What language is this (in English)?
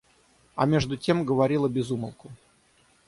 Russian